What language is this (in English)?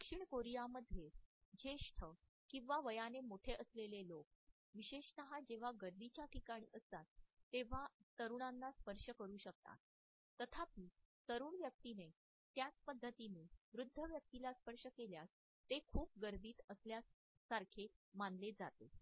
Marathi